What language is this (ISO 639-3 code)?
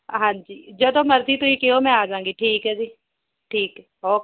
pan